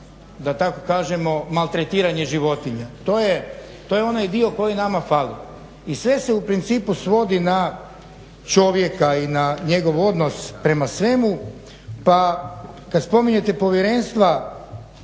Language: Croatian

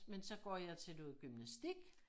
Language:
Danish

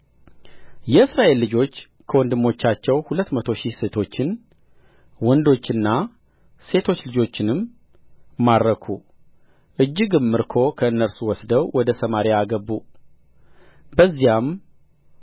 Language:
Amharic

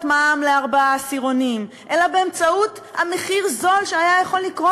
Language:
Hebrew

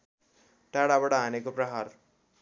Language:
Nepali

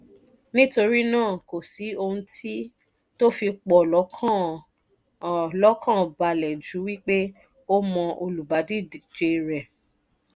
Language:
Yoruba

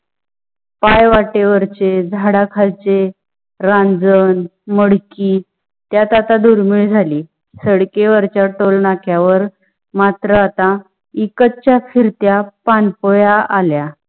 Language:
Marathi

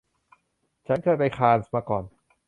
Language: Thai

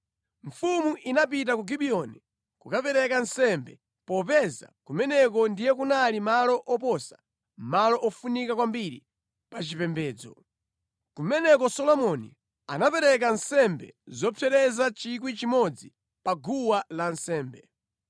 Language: Nyanja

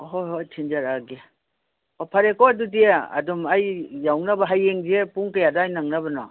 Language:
Manipuri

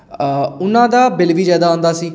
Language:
Punjabi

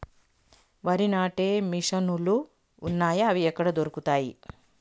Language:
Telugu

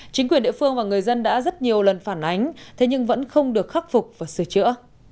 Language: Vietnamese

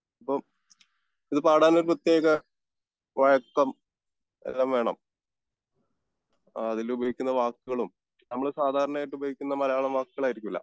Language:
Malayalam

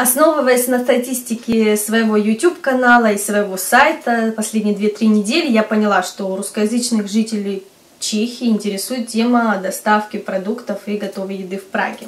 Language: Russian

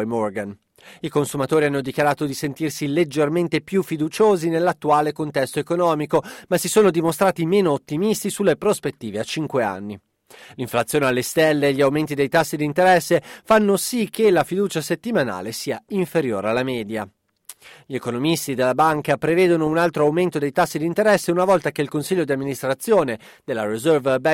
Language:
Italian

